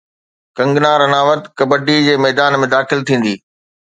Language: Sindhi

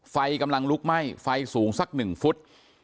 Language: Thai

